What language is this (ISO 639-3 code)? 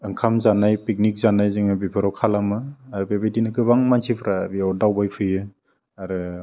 brx